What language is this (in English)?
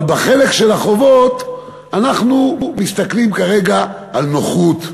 Hebrew